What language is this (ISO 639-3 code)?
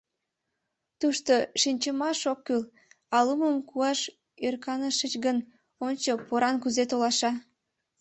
chm